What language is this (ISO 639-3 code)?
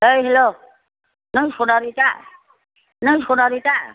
brx